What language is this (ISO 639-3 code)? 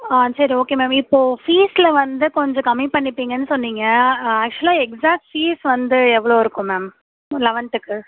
tam